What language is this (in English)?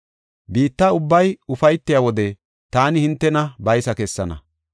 Gofa